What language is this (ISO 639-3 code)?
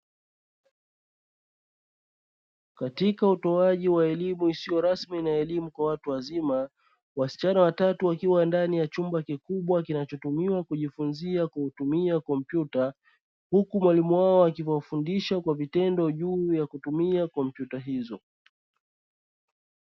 swa